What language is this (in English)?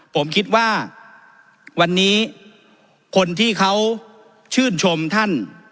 Thai